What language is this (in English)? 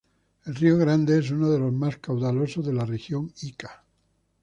Spanish